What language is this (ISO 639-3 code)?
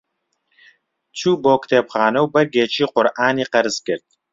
ckb